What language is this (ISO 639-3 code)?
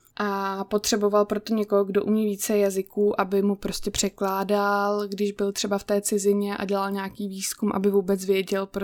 ces